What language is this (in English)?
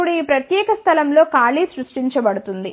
Telugu